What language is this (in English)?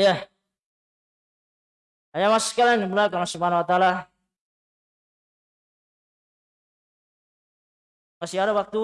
Indonesian